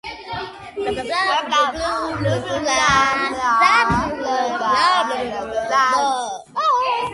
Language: Georgian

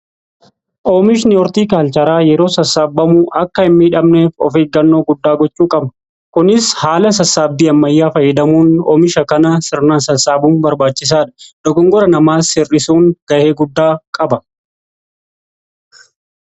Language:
Oromo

